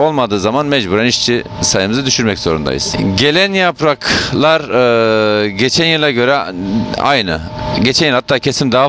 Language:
Turkish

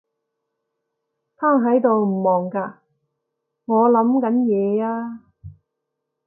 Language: Cantonese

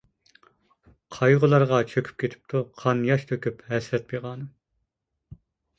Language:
Uyghur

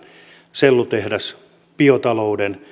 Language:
Finnish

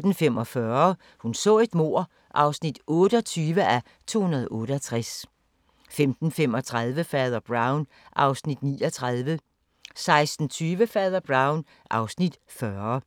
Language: Danish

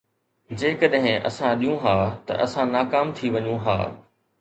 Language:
Sindhi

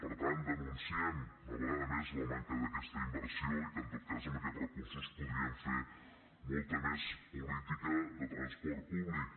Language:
Catalan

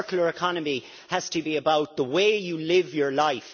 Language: English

